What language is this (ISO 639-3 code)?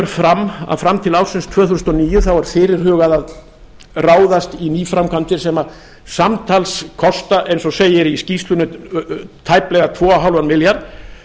isl